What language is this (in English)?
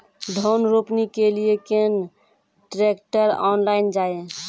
Maithili